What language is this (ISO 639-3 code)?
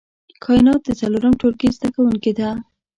pus